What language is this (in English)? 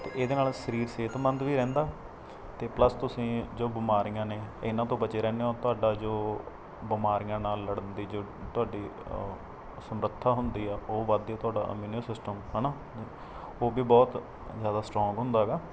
Punjabi